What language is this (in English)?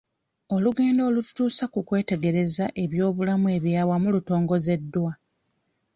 Ganda